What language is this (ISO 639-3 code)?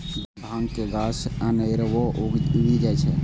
mai